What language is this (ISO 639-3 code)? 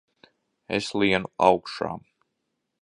lav